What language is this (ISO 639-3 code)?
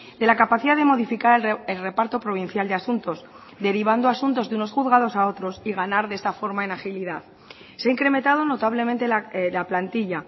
spa